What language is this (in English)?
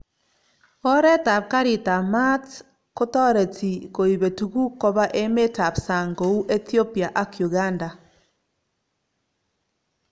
Kalenjin